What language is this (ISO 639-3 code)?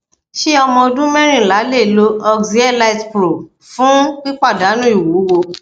yor